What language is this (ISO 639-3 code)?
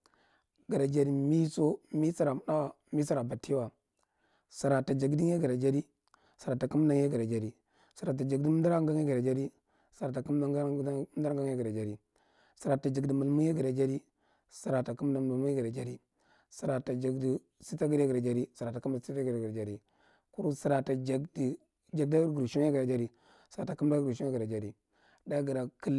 mrt